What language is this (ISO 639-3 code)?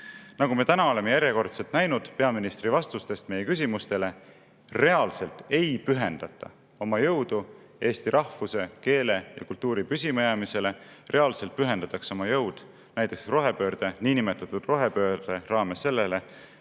est